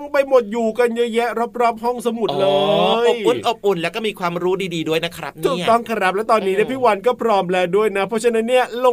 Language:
Thai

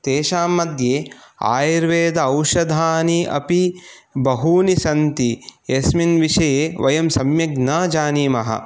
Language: Sanskrit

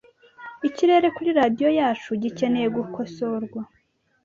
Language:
Kinyarwanda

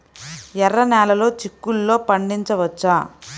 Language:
Telugu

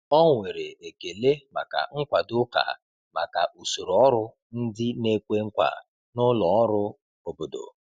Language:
Igbo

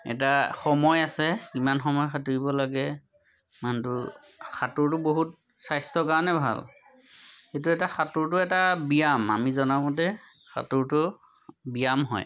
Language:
Assamese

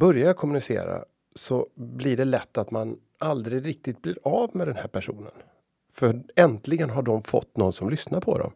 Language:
Swedish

